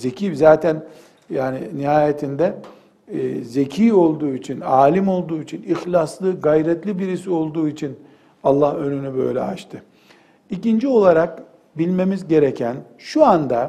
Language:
Turkish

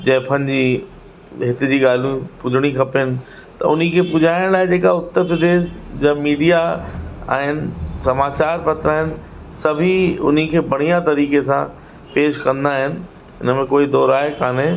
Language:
Sindhi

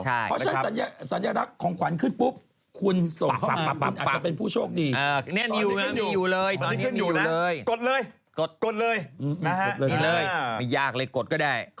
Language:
Thai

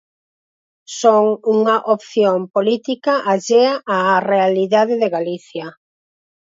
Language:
Galician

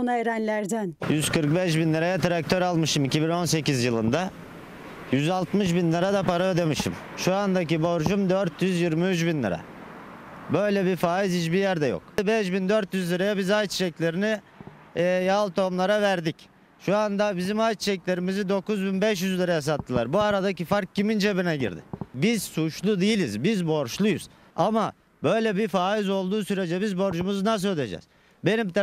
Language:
Turkish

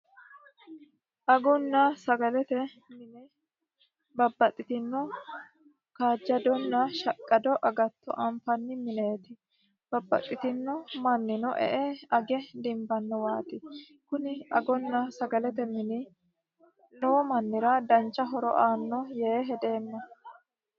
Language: Sidamo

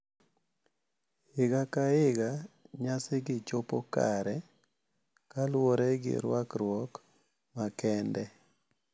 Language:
Luo (Kenya and Tanzania)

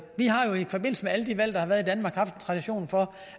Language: Danish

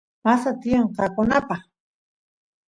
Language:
Santiago del Estero Quichua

